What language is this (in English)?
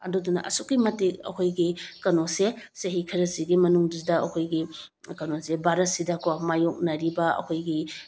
Manipuri